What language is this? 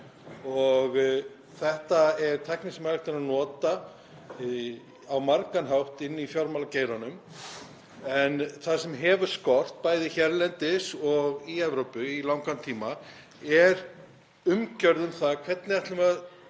Icelandic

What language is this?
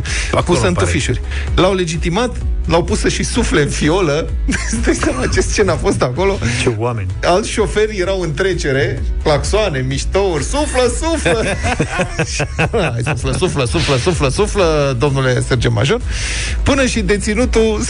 Romanian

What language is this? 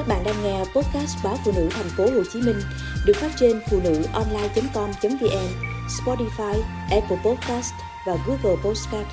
Vietnamese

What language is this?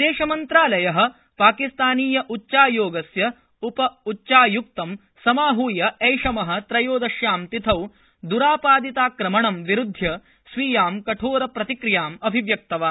Sanskrit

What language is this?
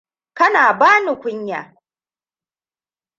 Hausa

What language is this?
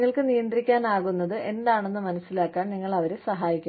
Malayalam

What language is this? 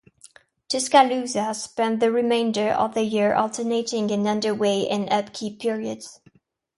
English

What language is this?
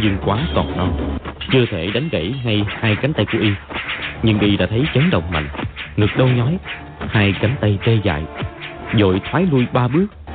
Vietnamese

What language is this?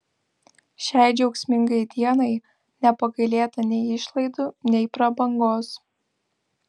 Lithuanian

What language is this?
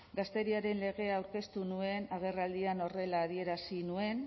Basque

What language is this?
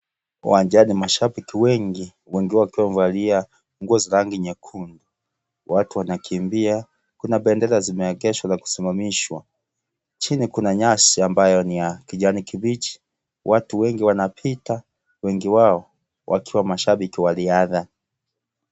Swahili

